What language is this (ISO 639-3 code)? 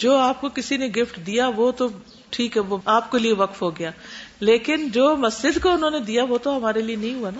urd